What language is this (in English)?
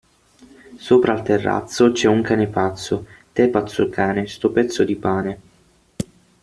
Italian